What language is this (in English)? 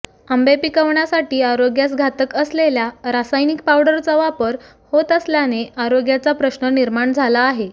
Marathi